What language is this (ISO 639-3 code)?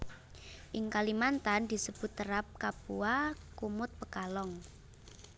jav